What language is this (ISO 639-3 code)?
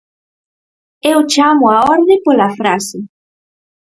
glg